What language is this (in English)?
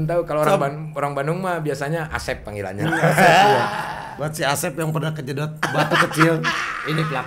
Indonesian